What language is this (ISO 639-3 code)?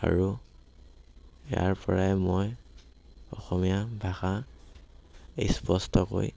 asm